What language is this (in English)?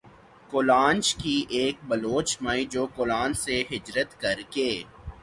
Urdu